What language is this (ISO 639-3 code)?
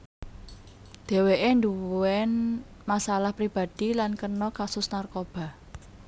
jav